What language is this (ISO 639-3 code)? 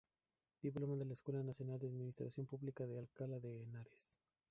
spa